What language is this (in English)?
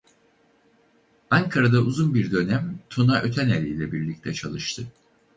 Turkish